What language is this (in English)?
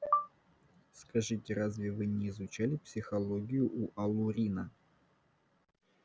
Russian